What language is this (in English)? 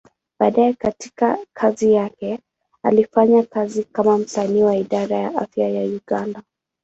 Swahili